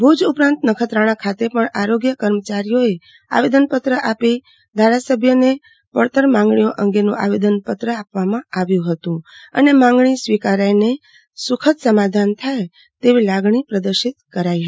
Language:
Gujarati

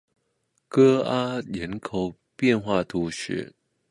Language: Chinese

